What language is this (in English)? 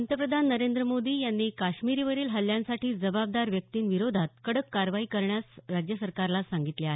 Marathi